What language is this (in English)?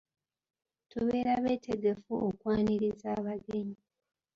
Ganda